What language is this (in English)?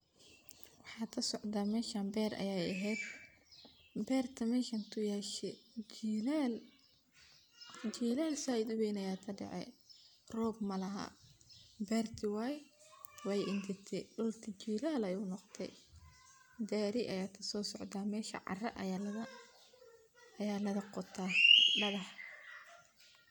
Somali